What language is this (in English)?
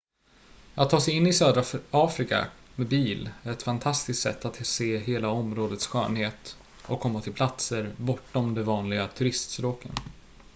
Swedish